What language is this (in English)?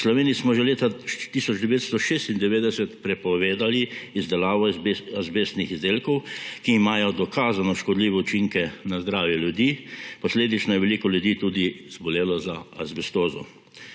Slovenian